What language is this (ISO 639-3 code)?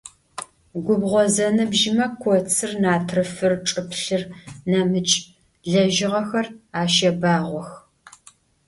ady